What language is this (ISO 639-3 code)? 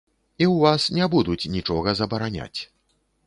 bel